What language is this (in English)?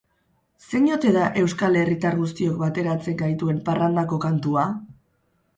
Basque